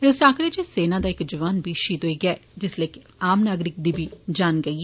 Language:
Dogri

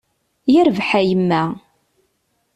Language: Kabyle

